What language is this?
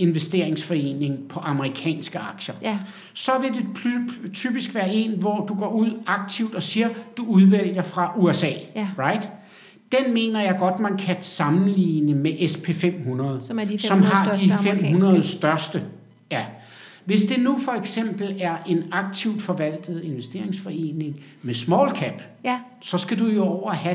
Danish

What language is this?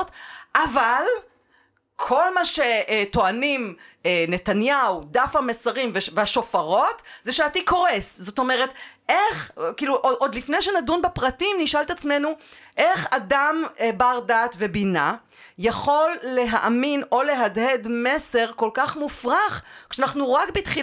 Hebrew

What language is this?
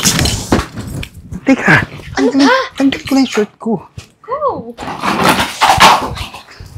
Filipino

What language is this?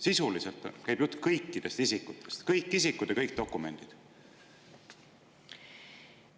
Estonian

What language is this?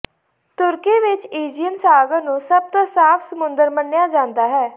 Punjabi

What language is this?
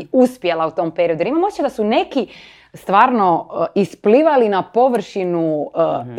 Croatian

